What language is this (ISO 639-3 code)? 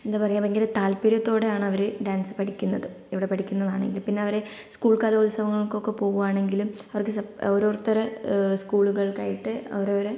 mal